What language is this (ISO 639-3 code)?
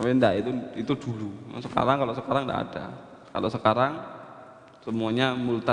ind